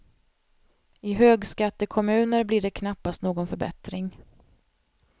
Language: Swedish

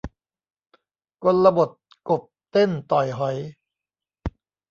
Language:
Thai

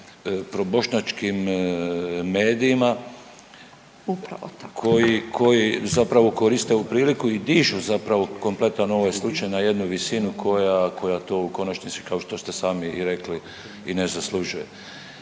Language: Croatian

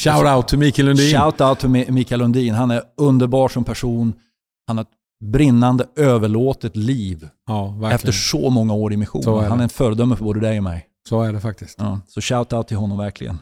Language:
Swedish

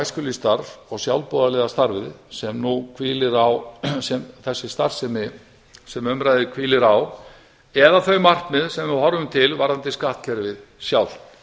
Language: Icelandic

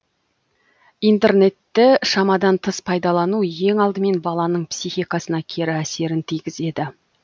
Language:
Kazakh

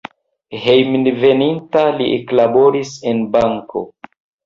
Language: Esperanto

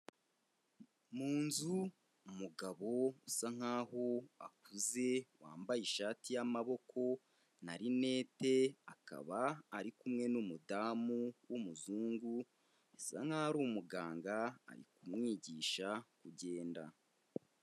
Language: Kinyarwanda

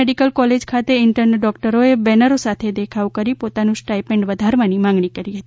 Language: Gujarati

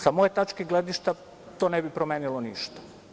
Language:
Serbian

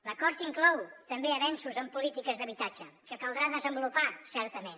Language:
Catalan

